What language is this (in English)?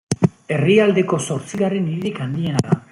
Basque